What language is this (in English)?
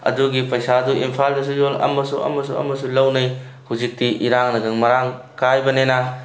Manipuri